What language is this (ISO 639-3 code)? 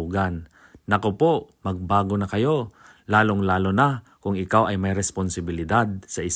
fil